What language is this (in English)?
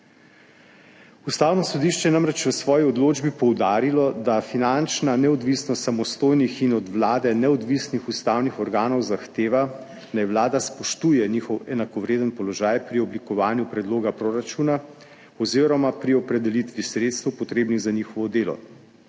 Slovenian